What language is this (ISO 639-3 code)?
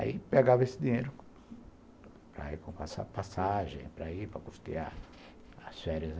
por